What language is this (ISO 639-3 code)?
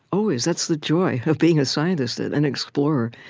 eng